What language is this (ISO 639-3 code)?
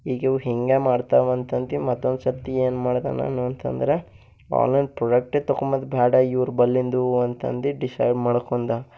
kan